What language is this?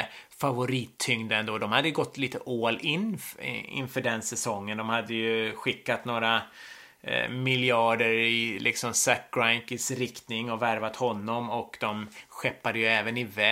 Swedish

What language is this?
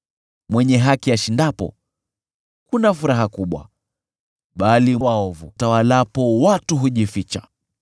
Swahili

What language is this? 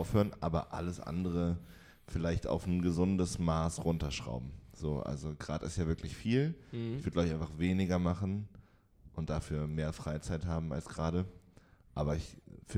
German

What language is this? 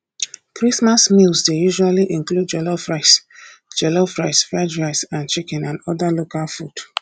Nigerian Pidgin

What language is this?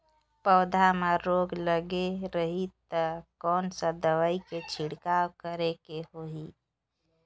Chhattisgarhi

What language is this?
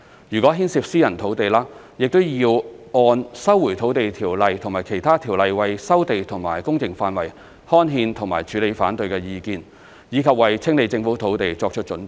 Cantonese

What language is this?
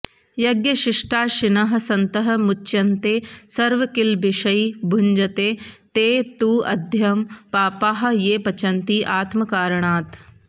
Sanskrit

